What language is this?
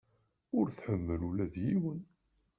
Kabyle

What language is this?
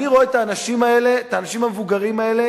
Hebrew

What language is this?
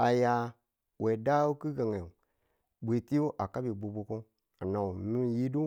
Tula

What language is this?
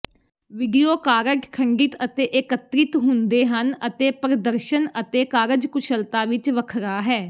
Punjabi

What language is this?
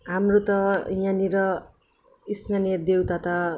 Nepali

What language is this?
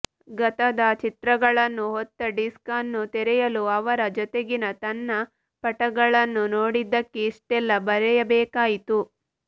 Kannada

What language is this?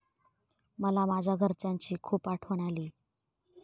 Marathi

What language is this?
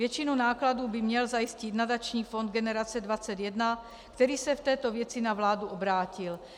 Czech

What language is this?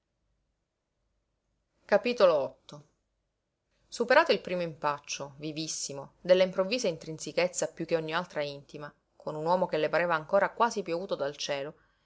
Italian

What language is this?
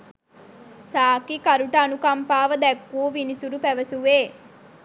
Sinhala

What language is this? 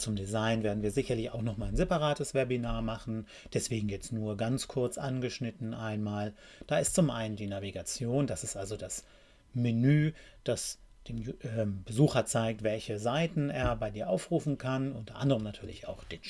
German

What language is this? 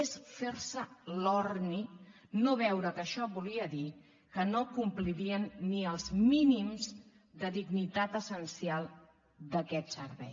Catalan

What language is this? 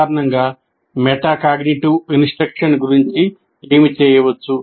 Telugu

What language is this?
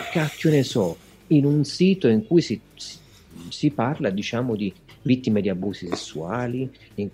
Italian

